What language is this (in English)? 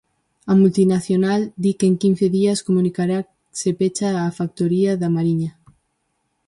Galician